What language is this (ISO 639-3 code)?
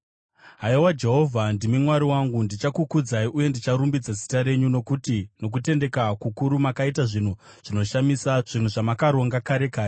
sna